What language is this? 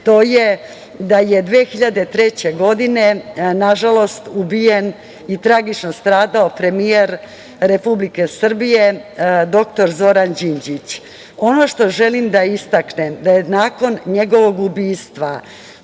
Serbian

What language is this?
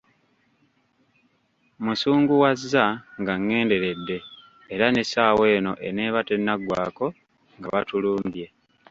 Ganda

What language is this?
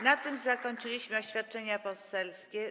Polish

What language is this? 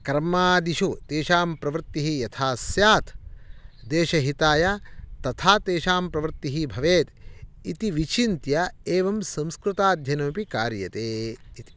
Sanskrit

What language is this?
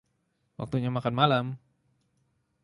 Indonesian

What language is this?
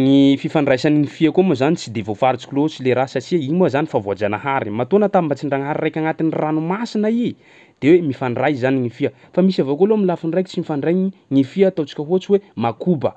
Sakalava Malagasy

